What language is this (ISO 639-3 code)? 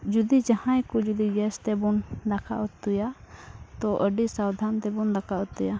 sat